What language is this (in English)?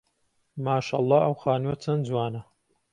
Central Kurdish